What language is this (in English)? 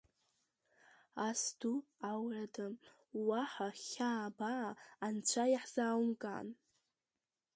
Abkhazian